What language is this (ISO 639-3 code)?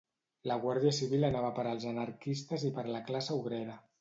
cat